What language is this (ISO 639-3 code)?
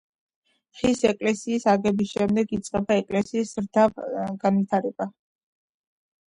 kat